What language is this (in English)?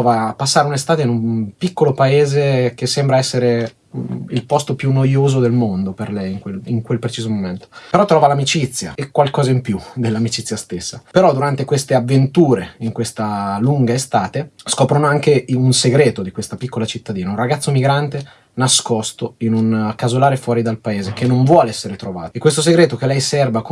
Italian